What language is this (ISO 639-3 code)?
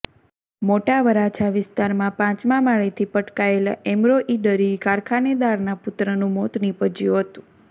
guj